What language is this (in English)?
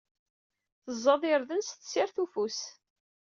Kabyle